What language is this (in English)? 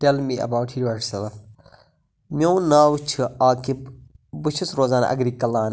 Kashmiri